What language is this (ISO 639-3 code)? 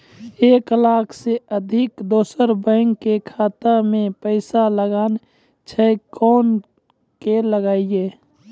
mai